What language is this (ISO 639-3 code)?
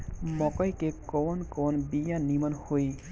bho